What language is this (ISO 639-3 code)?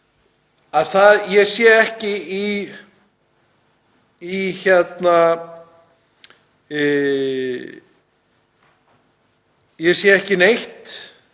isl